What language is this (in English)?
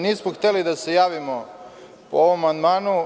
Serbian